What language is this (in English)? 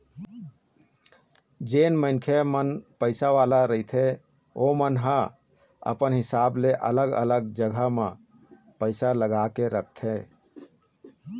Chhattisgarhi